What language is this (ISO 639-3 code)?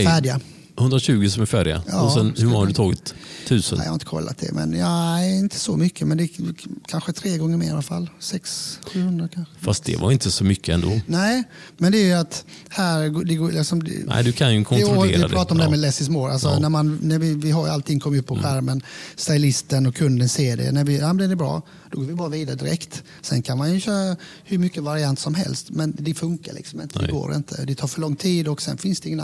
swe